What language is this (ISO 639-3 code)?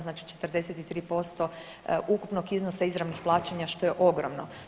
hrv